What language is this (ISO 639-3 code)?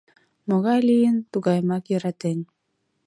chm